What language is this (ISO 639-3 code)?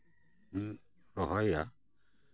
sat